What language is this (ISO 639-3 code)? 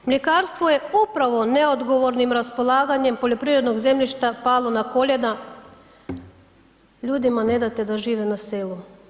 hrv